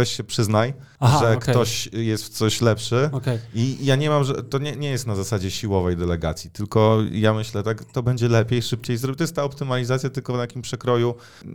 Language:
Polish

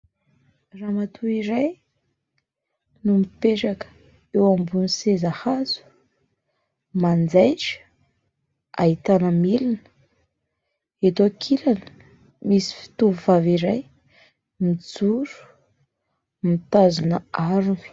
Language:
Malagasy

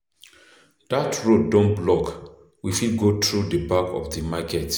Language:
Nigerian Pidgin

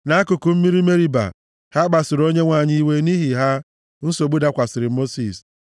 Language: Igbo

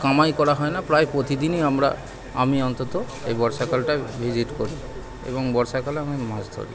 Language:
Bangla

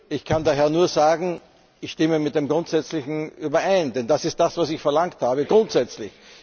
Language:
German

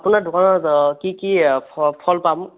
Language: Assamese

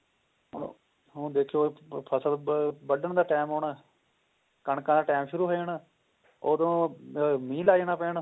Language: Punjabi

